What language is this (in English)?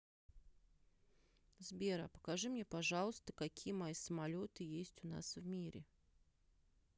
Russian